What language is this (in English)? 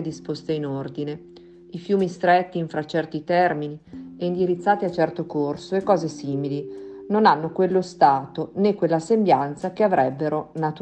Italian